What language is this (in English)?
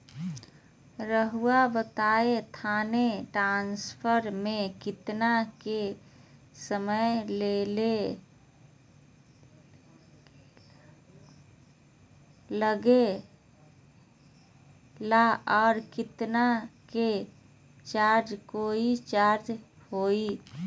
Magahi